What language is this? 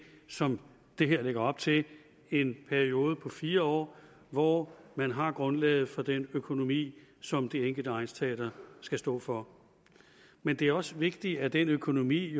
Danish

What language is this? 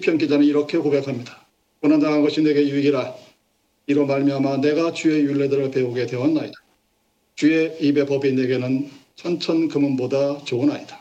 Korean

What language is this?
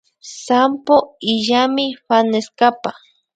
Imbabura Highland Quichua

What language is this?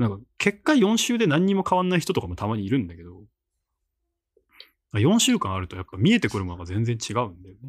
Japanese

